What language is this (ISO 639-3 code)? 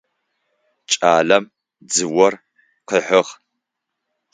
ady